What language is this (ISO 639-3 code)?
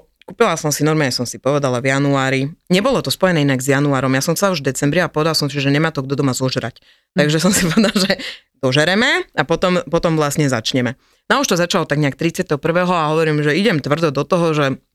slk